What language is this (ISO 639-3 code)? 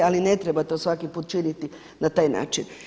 hrv